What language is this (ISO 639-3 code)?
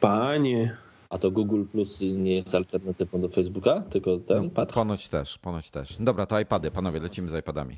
pol